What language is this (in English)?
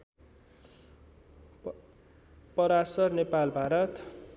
Nepali